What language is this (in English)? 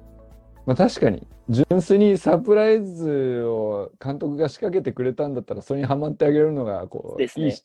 Japanese